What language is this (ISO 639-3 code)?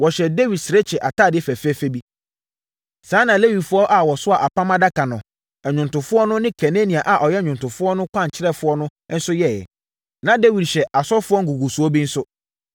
aka